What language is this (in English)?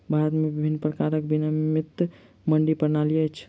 Maithili